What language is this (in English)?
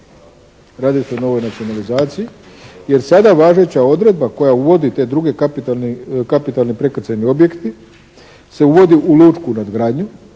Croatian